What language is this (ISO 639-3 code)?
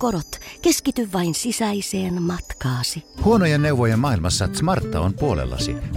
fin